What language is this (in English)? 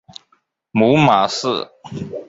Chinese